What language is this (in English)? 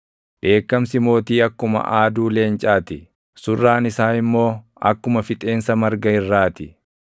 Oromo